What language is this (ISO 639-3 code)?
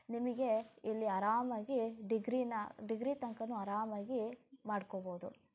kan